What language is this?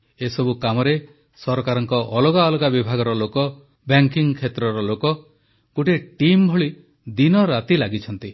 Odia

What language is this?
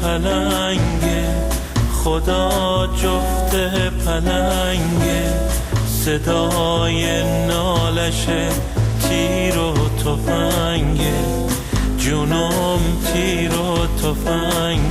Persian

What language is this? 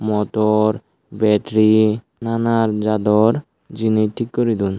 Chakma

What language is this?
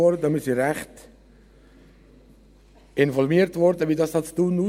Swiss German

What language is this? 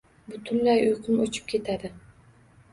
Uzbek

